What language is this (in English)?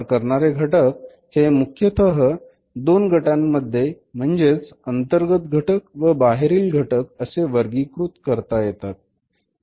Marathi